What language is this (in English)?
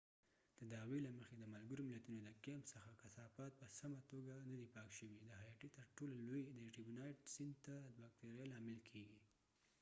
Pashto